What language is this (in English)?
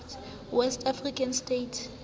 Southern Sotho